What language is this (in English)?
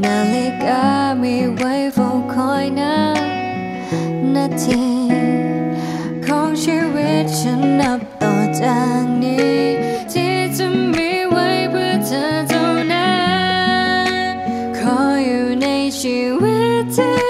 Thai